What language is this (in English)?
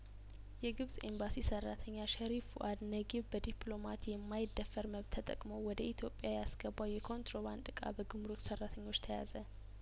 Amharic